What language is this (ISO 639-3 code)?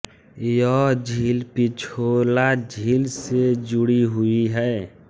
hin